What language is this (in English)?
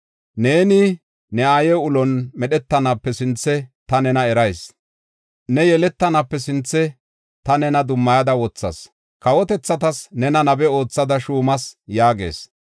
Gofa